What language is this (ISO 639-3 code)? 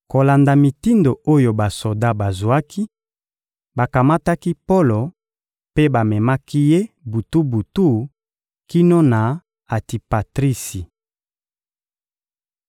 lin